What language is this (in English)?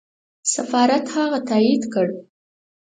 Pashto